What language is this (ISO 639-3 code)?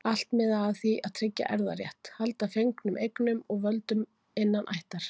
isl